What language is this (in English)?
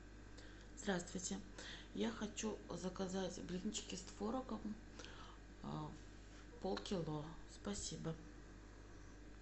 Russian